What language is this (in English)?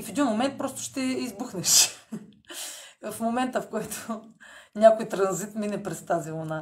Bulgarian